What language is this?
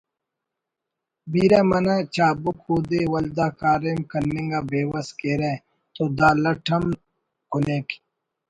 Brahui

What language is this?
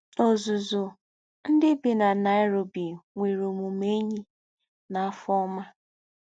Igbo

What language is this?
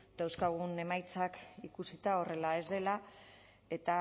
Basque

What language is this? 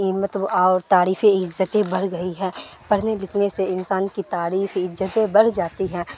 Urdu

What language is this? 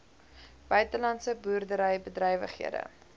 Afrikaans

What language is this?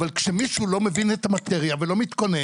Hebrew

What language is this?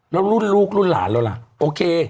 Thai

